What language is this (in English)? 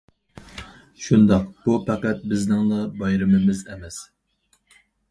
Uyghur